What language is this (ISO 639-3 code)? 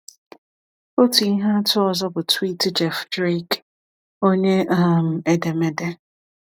ibo